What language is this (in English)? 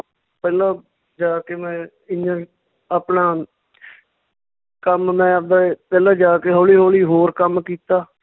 Punjabi